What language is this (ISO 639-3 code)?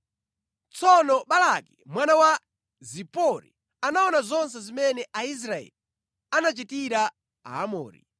nya